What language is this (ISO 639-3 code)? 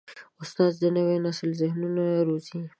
pus